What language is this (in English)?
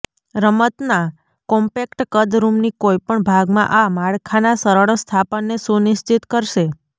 Gujarati